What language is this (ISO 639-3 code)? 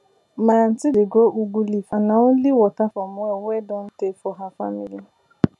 pcm